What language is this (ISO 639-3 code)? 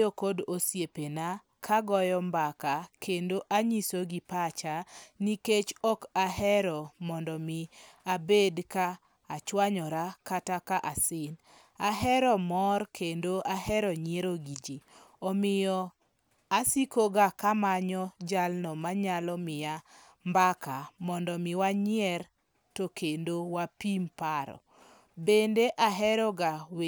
luo